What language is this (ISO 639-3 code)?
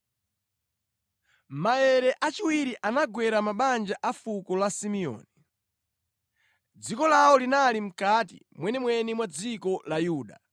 nya